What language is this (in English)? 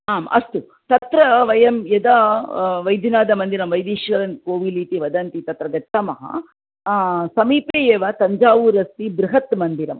Sanskrit